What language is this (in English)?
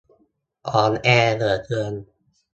Thai